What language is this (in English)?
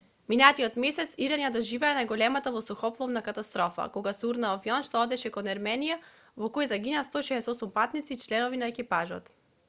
Macedonian